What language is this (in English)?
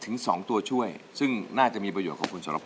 Thai